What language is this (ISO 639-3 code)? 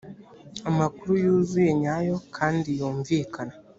kin